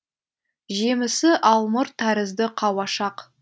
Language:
Kazakh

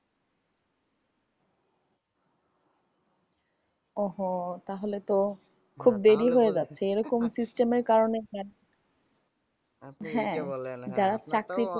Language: Bangla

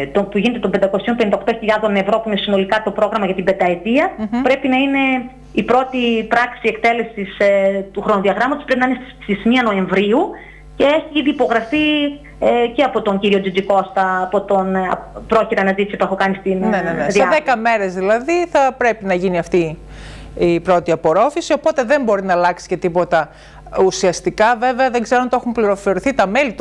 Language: Greek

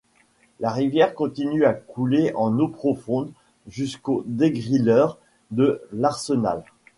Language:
French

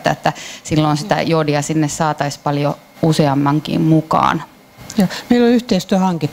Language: Finnish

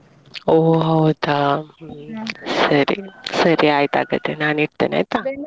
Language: Kannada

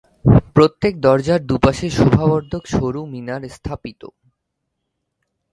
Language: Bangla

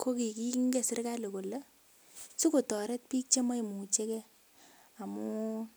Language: Kalenjin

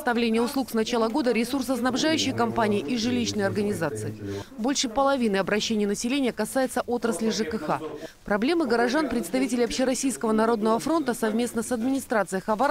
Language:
Russian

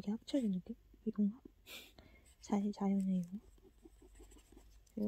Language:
Korean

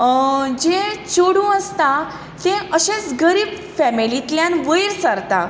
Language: Konkani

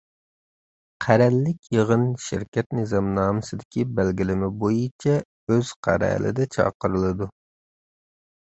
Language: Uyghur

